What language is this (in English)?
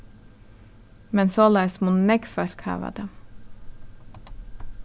Faroese